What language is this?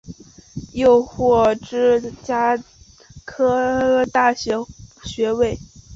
Chinese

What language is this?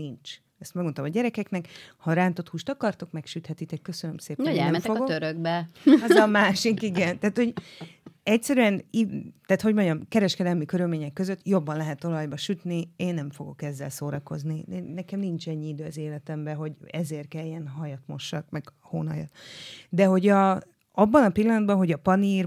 Hungarian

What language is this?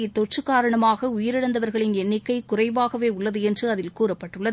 Tamil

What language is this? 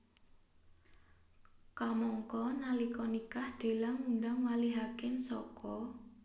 Javanese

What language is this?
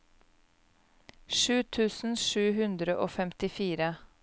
Norwegian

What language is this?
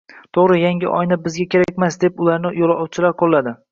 Uzbek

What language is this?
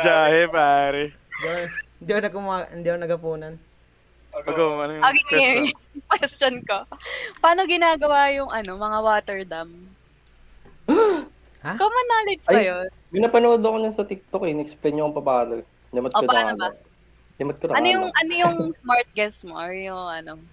Filipino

